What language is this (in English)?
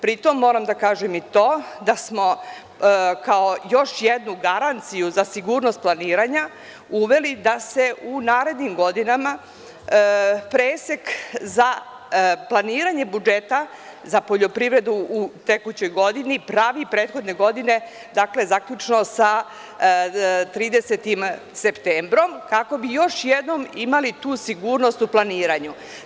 Serbian